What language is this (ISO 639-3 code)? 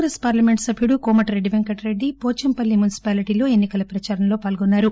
tel